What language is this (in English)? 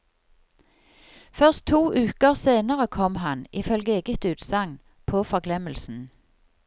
Norwegian